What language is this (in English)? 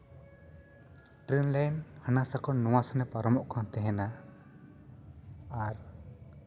Santali